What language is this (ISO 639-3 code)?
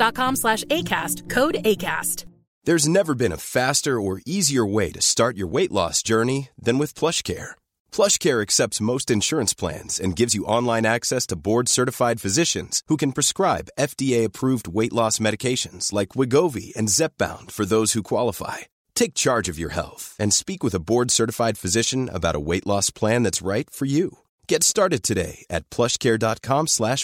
swe